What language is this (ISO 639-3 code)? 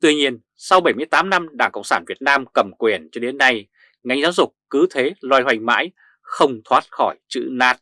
vie